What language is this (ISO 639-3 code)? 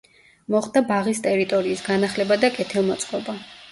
kat